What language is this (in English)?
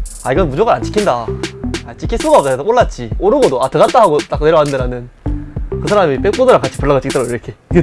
Korean